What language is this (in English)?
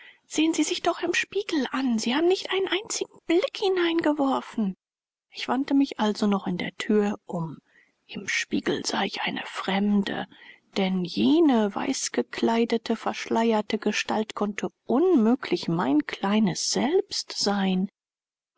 German